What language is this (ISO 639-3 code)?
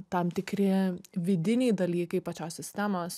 lit